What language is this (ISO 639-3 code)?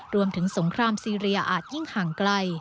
tha